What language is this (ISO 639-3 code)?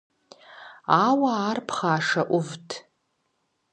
kbd